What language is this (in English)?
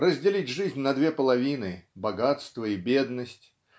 Russian